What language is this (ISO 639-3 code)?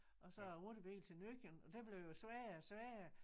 dan